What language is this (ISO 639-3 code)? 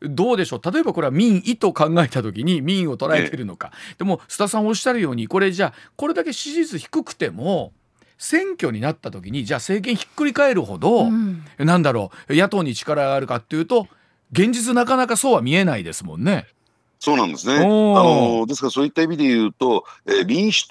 jpn